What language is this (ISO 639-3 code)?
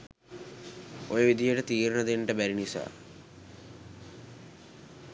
sin